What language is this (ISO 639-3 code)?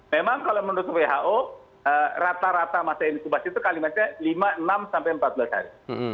ind